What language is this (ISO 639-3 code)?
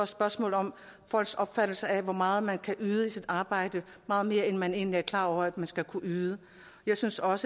dan